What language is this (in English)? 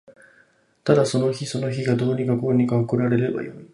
Japanese